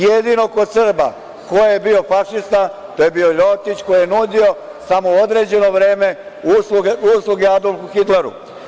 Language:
Serbian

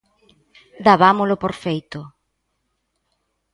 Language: Galician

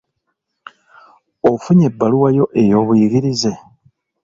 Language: Ganda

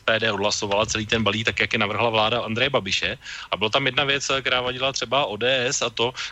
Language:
Czech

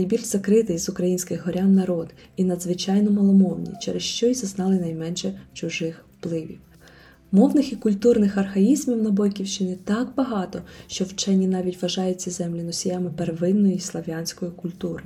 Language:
Ukrainian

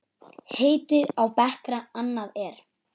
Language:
Icelandic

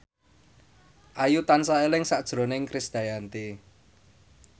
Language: Javanese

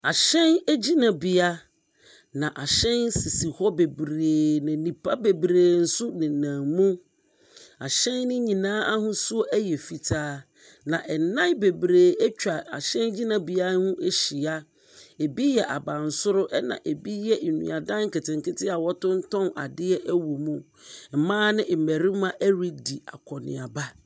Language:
Akan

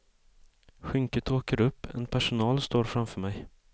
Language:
Swedish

